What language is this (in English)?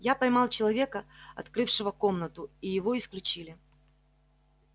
Russian